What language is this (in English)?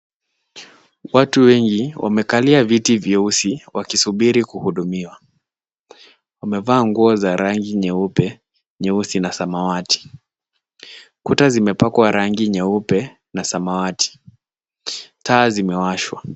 Swahili